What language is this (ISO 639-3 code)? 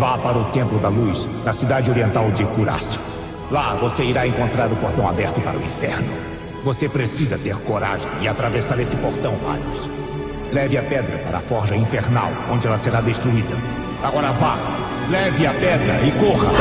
por